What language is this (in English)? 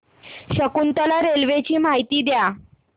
Marathi